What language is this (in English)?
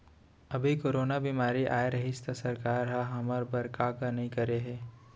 Chhattisgarhi